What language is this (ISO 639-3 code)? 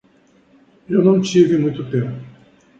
por